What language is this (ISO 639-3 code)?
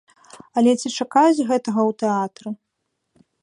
bel